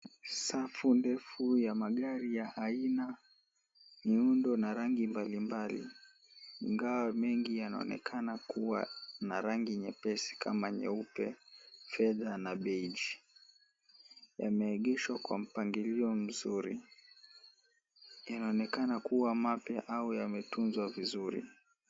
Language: Swahili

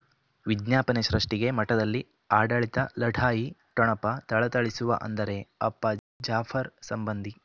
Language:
Kannada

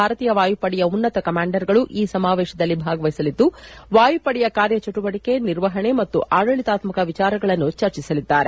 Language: Kannada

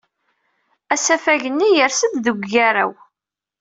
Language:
Kabyle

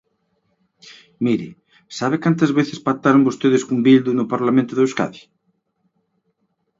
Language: Galician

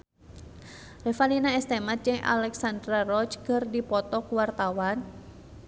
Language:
Sundanese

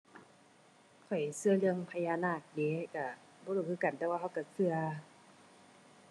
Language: Thai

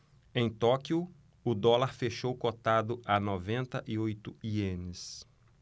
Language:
Portuguese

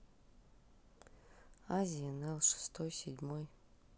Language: Russian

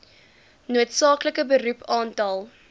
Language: Afrikaans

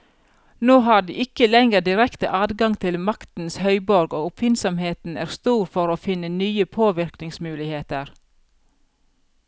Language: Norwegian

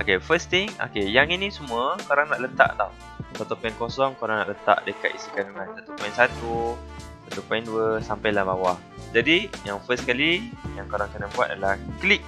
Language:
Malay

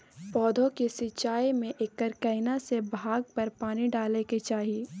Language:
Maithili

